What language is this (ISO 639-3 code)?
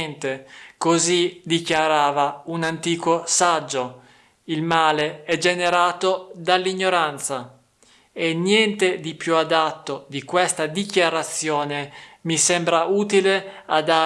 ita